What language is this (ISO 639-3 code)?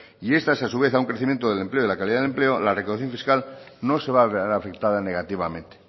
spa